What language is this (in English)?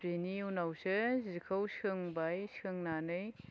Bodo